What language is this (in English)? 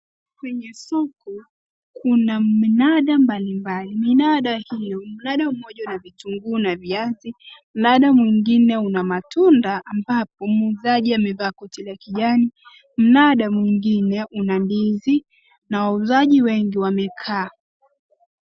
Swahili